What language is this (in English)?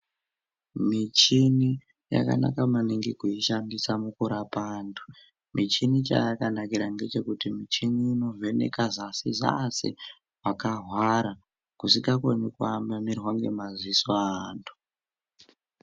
Ndau